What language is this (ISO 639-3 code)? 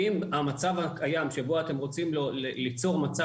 heb